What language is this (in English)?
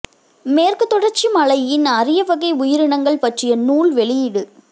Tamil